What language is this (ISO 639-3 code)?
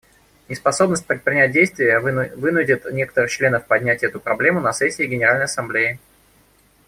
rus